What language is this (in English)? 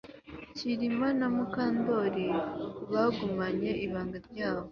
Kinyarwanda